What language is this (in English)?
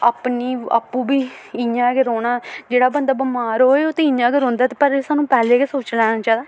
Dogri